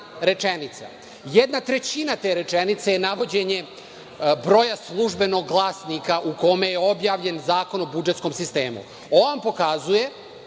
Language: Serbian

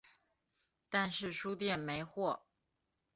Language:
Chinese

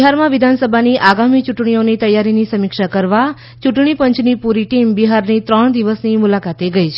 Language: Gujarati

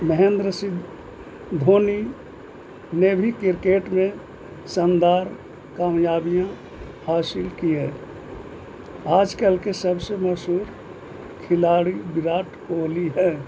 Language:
Urdu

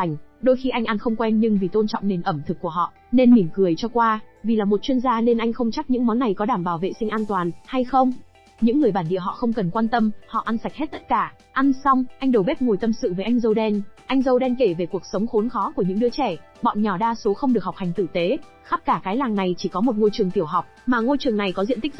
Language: Vietnamese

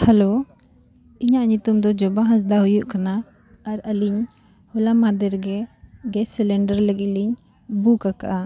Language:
Santali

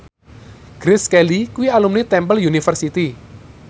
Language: Javanese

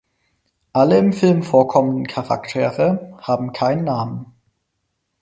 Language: German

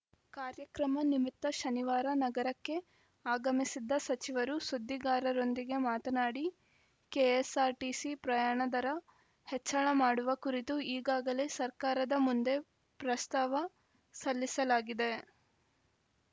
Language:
Kannada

